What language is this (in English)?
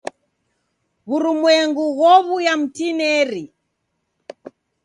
Taita